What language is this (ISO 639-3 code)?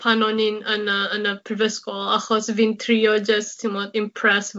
cym